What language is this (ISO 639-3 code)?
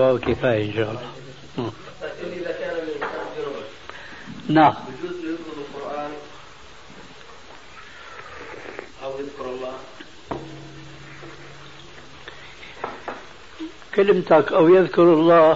ara